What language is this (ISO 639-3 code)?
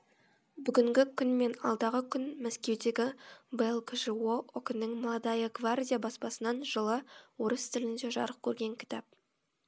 kaz